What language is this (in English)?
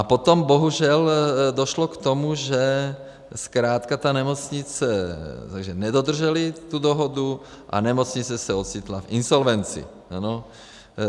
Czech